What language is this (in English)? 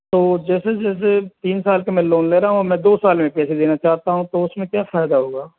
Hindi